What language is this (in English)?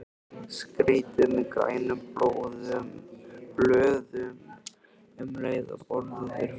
Icelandic